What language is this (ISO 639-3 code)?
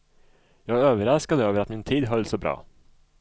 swe